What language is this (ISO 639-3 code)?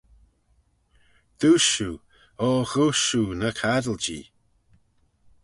glv